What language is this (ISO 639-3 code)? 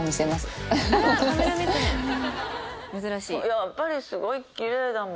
jpn